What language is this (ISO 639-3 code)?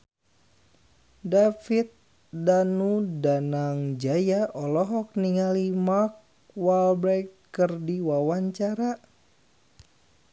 sun